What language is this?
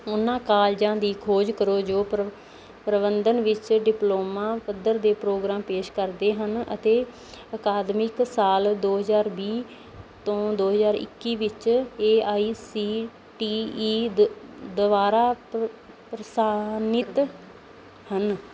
Punjabi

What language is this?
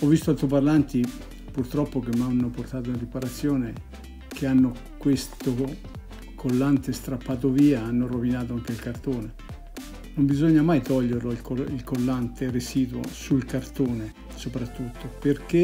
Italian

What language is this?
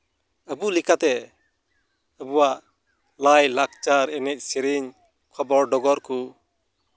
Santali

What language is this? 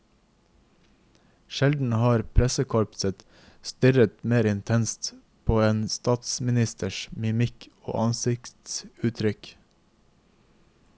Norwegian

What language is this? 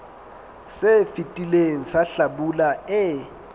Southern Sotho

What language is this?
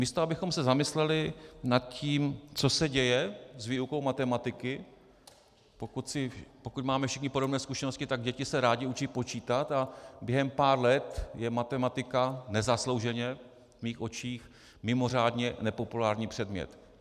Czech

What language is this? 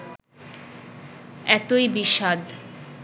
Bangla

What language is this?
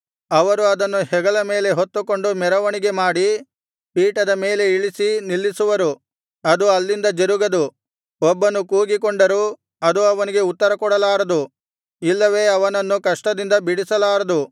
Kannada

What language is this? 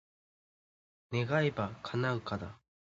Japanese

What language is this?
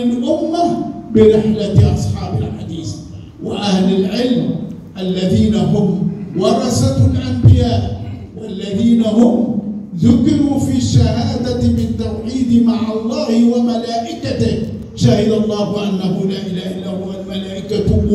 Arabic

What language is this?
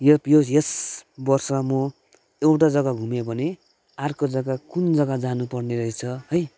Nepali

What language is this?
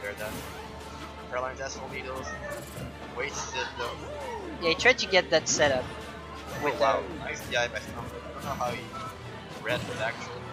English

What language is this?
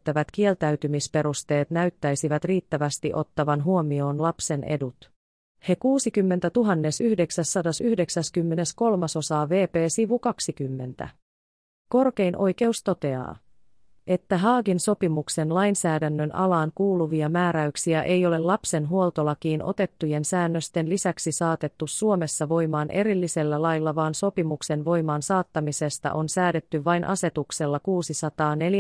Finnish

